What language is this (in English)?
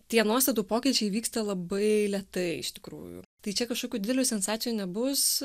Lithuanian